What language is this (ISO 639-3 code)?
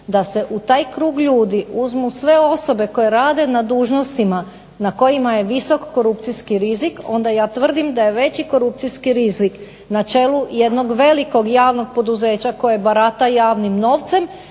hrv